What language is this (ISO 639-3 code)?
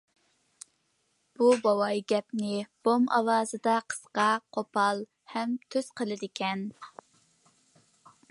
uig